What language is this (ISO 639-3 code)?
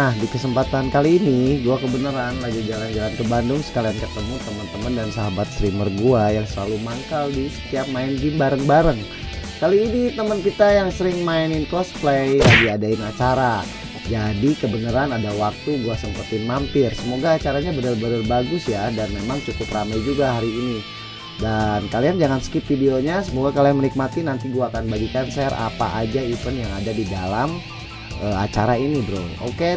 ind